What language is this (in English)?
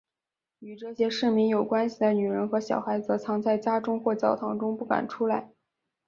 Chinese